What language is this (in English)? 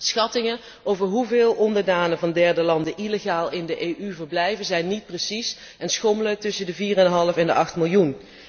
Dutch